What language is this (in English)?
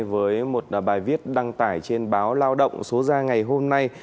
Vietnamese